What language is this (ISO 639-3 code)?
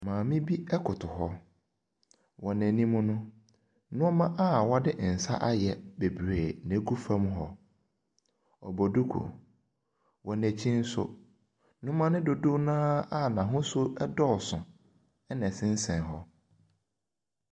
aka